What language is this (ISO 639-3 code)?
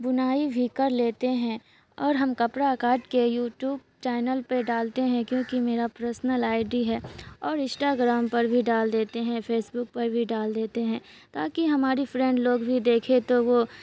urd